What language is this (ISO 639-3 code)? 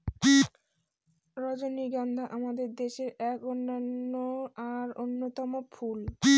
ben